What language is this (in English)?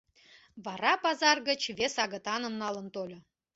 Mari